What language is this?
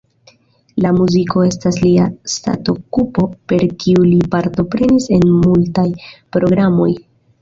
Esperanto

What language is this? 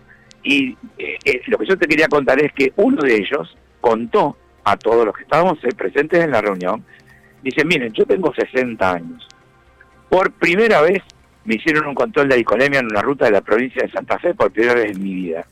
Spanish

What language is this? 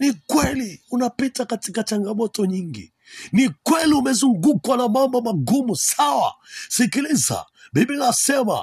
Swahili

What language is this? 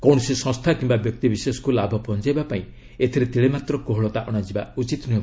Odia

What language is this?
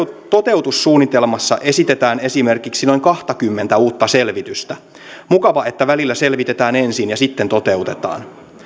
Finnish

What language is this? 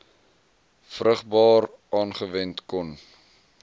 Afrikaans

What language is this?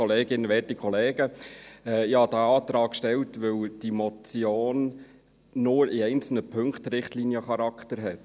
Swiss German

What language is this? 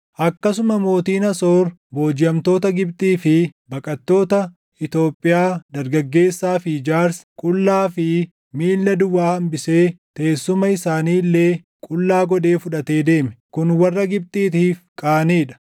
Oromo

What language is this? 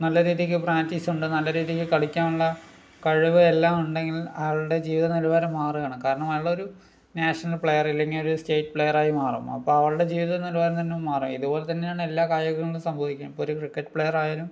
Malayalam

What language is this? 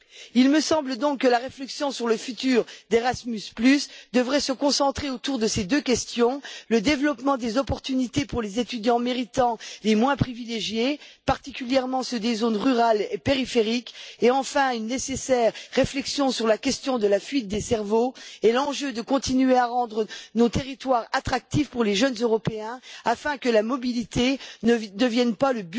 French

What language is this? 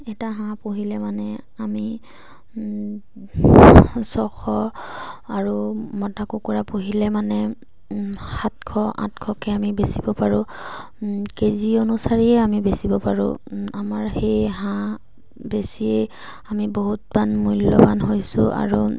Assamese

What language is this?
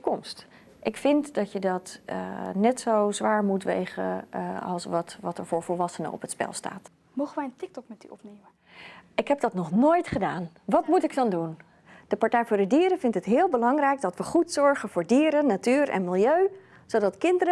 Dutch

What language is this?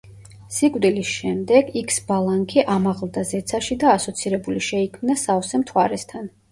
Georgian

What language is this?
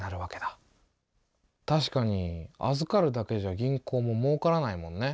Japanese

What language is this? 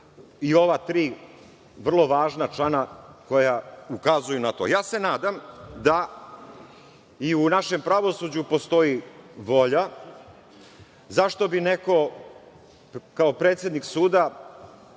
Serbian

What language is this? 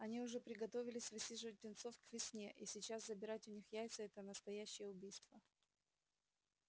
Russian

